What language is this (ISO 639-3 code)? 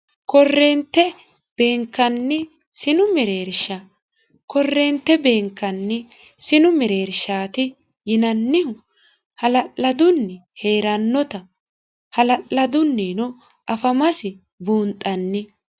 sid